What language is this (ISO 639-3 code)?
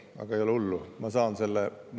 est